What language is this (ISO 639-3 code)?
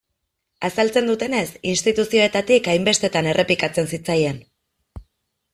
eus